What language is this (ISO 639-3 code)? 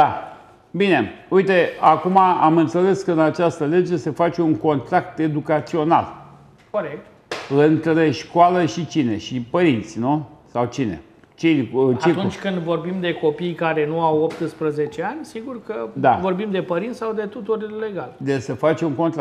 ron